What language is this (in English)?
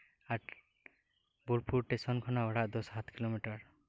Santali